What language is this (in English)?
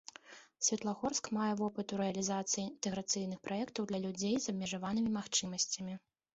Belarusian